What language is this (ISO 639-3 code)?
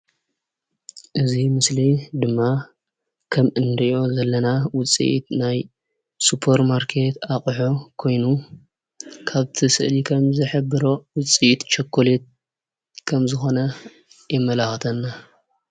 tir